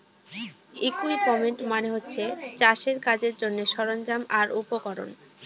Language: Bangla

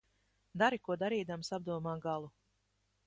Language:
Latvian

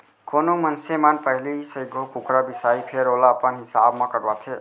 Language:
Chhattisgarhi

